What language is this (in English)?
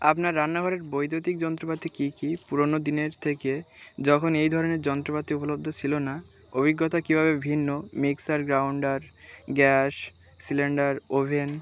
Bangla